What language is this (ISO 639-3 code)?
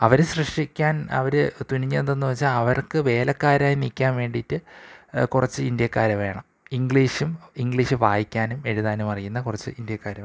mal